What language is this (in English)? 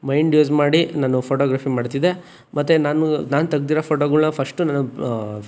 Kannada